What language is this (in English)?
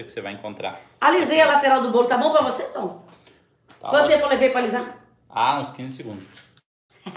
Portuguese